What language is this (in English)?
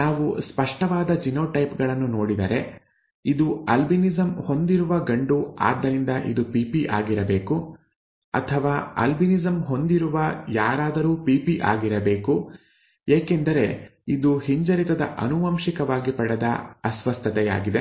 Kannada